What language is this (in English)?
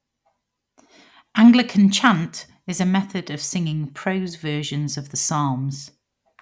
English